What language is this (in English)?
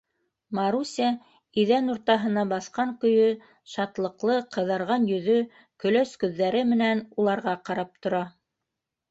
Bashkir